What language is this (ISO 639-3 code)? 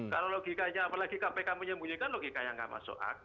ind